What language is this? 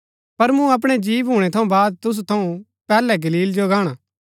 Gaddi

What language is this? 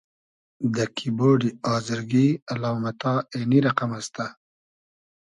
Hazaragi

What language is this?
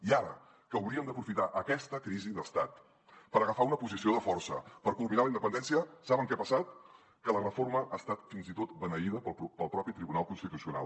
Catalan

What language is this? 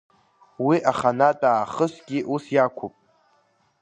Abkhazian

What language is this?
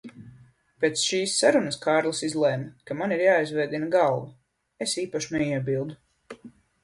Latvian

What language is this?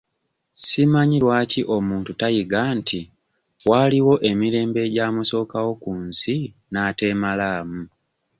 Ganda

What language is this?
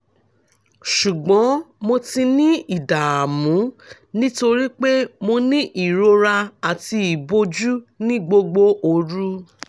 Yoruba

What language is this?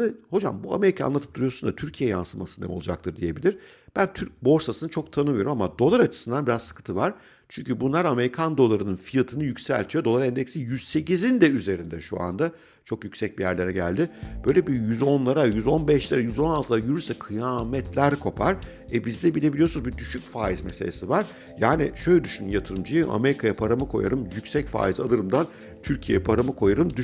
Turkish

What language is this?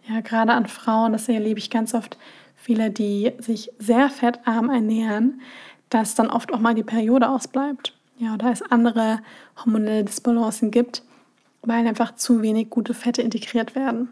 German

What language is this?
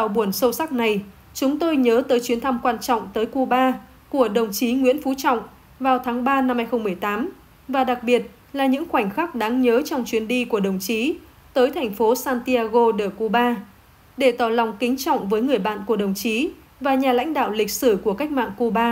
Vietnamese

